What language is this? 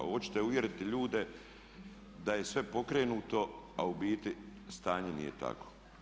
Croatian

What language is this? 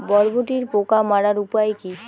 Bangla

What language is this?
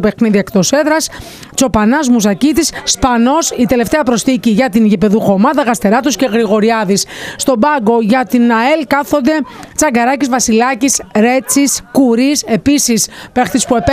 Greek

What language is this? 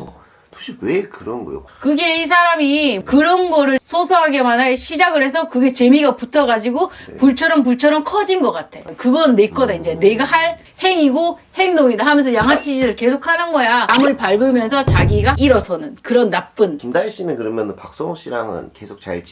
Korean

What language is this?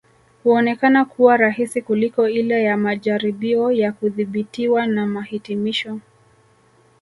Swahili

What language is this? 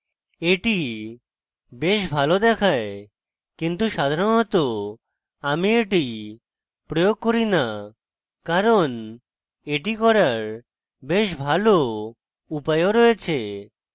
Bangla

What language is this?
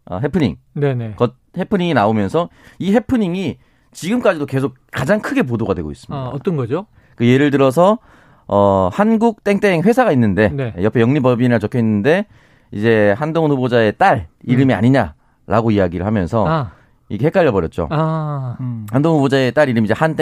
Korean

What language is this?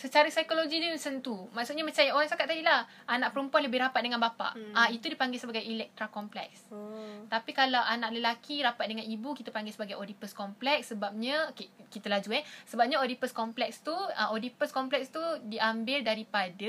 Malay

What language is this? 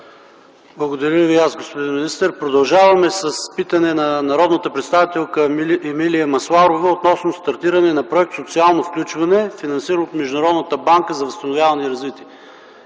Bulgarian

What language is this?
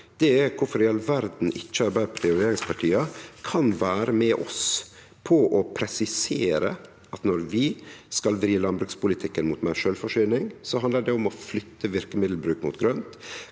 Norwegian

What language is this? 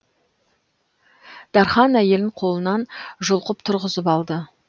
Kazakh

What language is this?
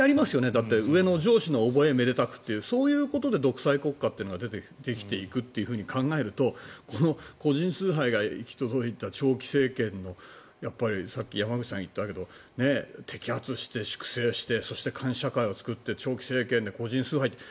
Japanese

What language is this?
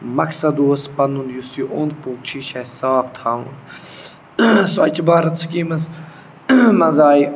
Kashmiri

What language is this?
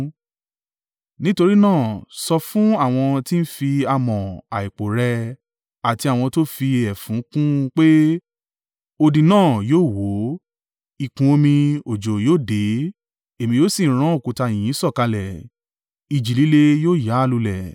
Yoruba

